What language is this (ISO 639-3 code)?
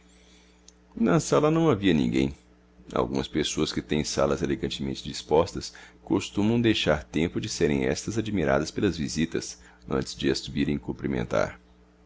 por